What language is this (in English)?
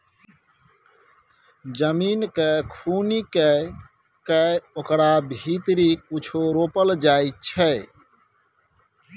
Maithili